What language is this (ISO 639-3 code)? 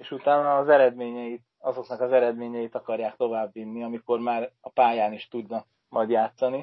hun